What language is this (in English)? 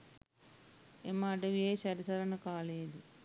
Sinhala